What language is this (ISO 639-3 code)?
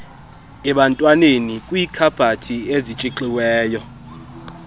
xho